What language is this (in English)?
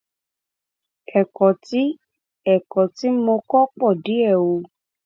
Yoruba